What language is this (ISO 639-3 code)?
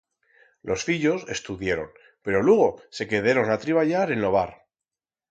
arg